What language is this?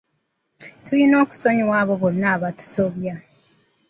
Ganda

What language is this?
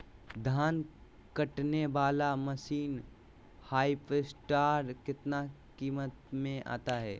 Magahi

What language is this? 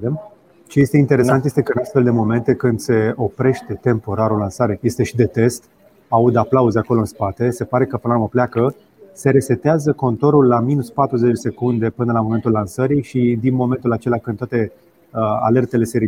Romanian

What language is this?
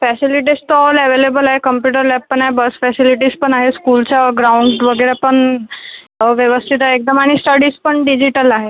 Marathi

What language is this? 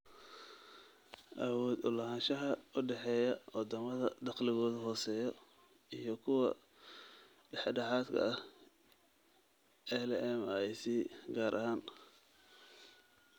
Somali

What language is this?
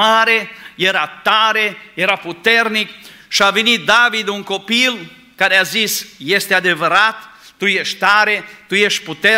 Romanian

